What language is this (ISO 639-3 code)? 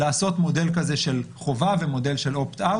heb